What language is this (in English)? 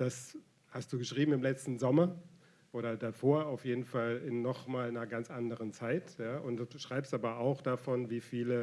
German